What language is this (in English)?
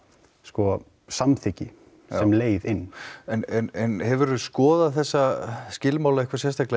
Icelandic